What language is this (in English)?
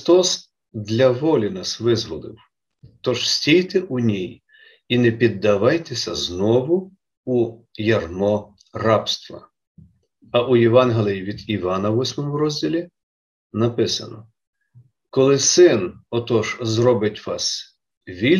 Ukrainian